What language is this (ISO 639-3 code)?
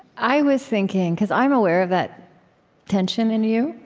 eng